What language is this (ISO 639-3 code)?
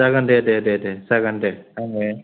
brx